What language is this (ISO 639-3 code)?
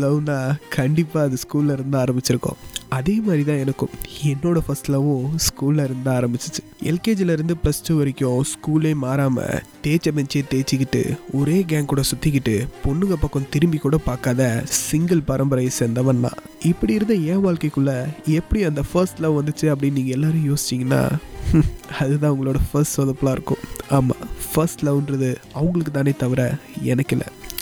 tam